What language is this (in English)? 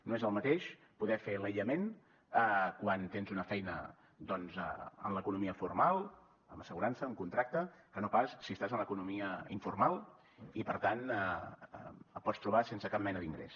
Catalan